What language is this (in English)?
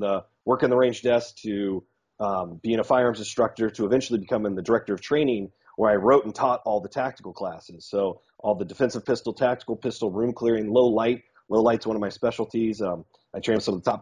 English